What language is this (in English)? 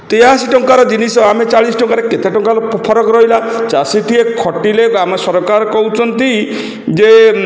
Odia